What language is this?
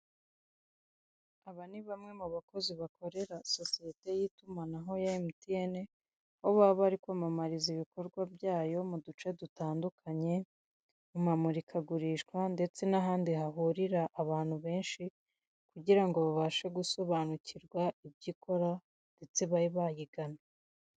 Kinyarwanda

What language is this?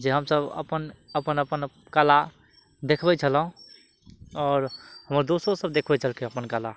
Maithili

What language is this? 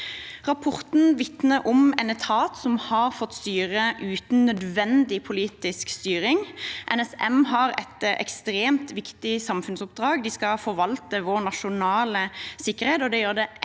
Norwegian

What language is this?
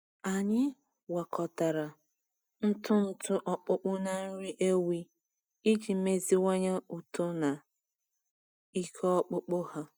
Igbo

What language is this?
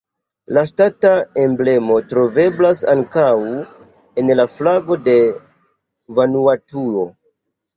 Esperanto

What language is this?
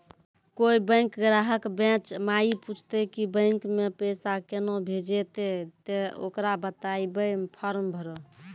Maithili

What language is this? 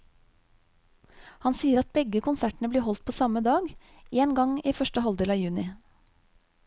Norwegian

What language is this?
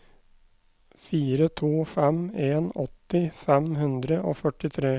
Norwegian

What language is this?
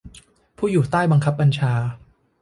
Thai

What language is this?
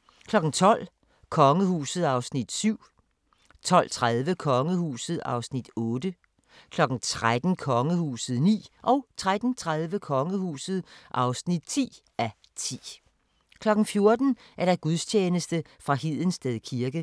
Danish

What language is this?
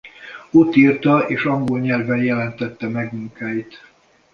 Hungarian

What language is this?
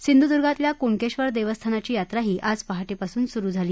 Marathi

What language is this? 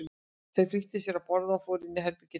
Icelandic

